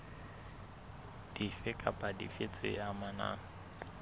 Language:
Southern Sotho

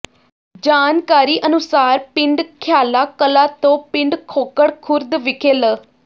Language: Punjabi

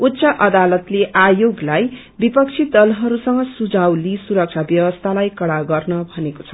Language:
Nepali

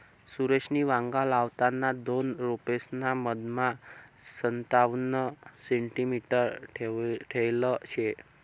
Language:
Marathi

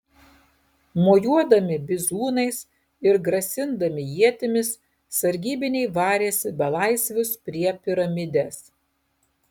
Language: Lithuanian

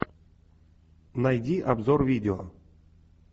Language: Russian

